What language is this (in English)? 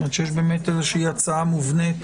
Hebrew